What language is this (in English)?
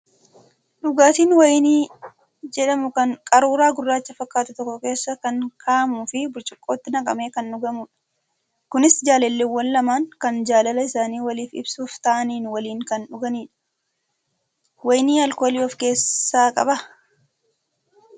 Oromo